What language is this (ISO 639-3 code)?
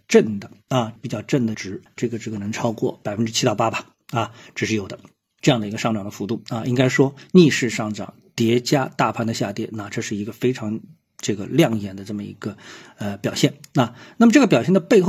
zho